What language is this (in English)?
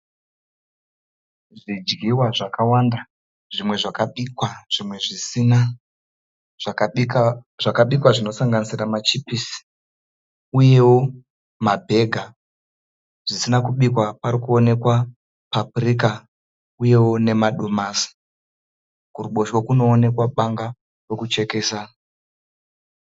Shona